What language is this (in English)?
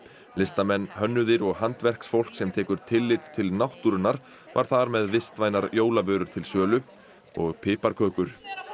Icelandic